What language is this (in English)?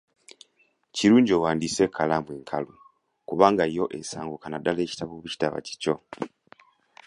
Ganda